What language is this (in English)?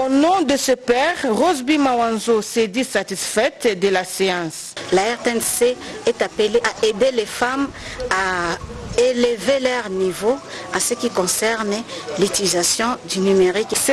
French